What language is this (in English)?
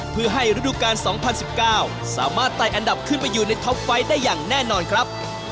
Thai